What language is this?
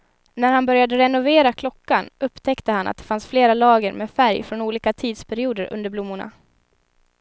Swedish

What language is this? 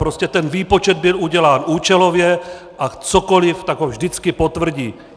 Czech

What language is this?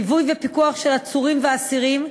Hebrew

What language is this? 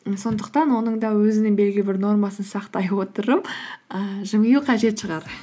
Kazakh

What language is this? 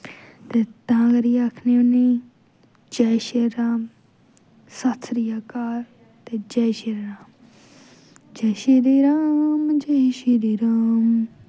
Dogri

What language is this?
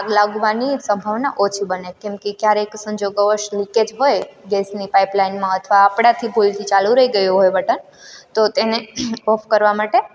Gujarati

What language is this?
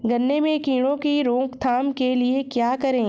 Hindi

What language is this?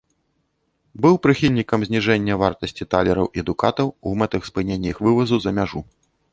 Belarusian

